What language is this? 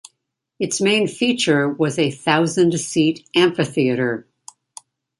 English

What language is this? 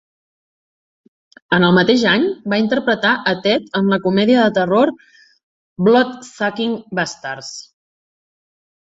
Catalan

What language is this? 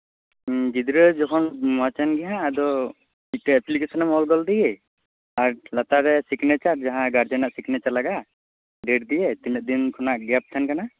Santali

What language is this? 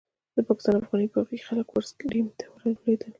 Pashto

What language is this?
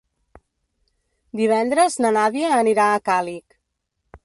Catalan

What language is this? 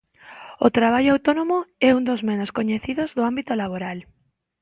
Galician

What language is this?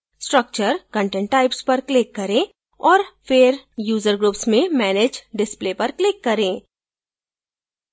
Hindi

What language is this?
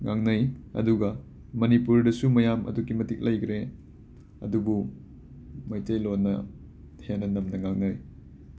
Manipuri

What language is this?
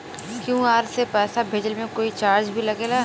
Bhojpuri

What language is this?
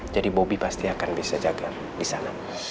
Indonesian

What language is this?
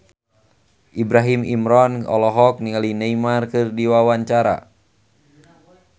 Sundanese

